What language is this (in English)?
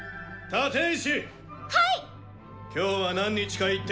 Japanese